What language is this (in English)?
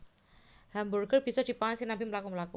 Javanese